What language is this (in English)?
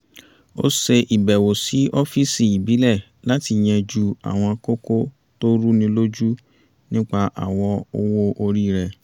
Yoruba